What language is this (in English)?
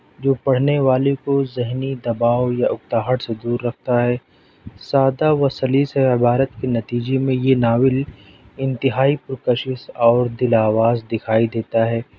Urdu